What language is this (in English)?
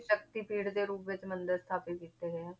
Punjabi